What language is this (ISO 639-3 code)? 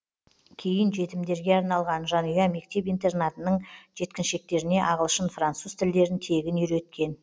kaz